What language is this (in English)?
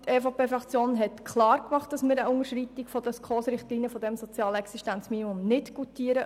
Swiss German